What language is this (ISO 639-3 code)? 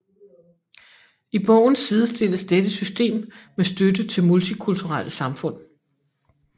dan